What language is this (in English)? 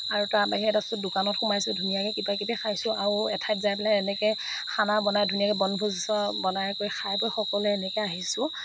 Assamese